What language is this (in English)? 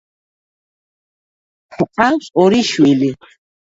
Georgian